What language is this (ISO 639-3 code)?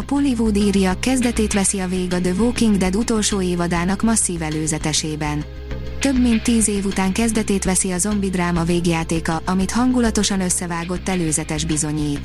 hun